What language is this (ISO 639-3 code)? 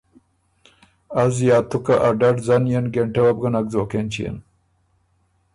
oru